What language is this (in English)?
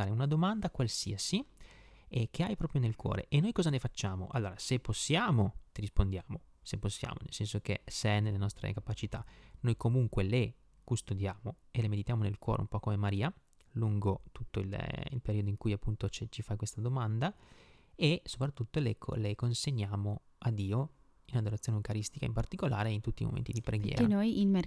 Italian